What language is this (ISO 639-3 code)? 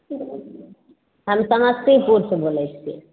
mai